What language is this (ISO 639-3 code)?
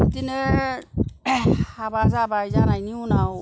brx